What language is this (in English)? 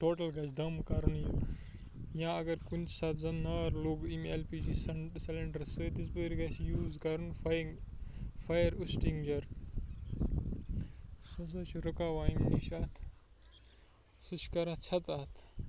Kashmiri